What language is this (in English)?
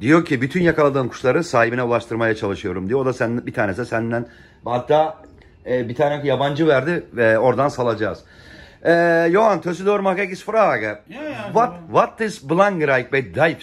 Turkish